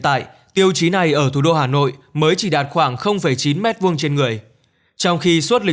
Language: Vietnamese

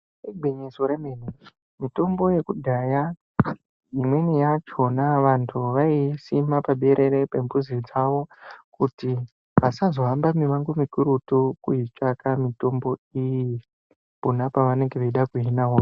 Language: Ndau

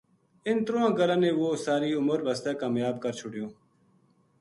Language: Gujari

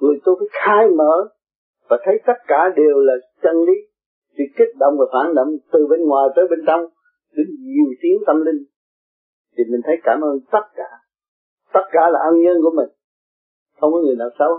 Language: Vietnamese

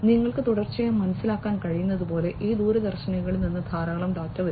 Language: Malayalam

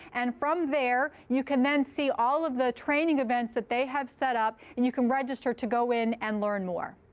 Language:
English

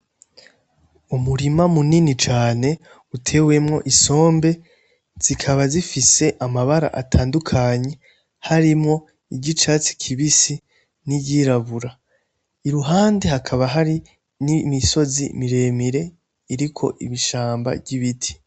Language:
Rundi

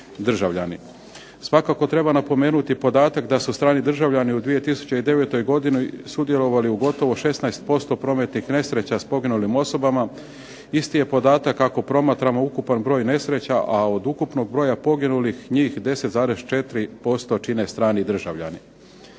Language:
Croatian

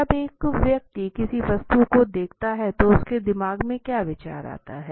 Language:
Hindi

